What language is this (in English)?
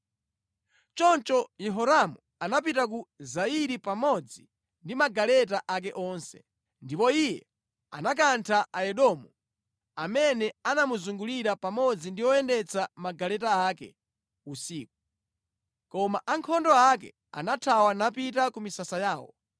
Nyanja